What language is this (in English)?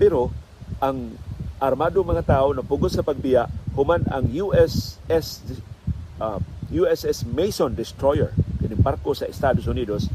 Filipino